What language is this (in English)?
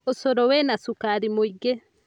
Kikuyu